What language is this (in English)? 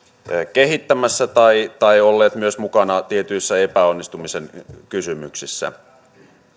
Finnish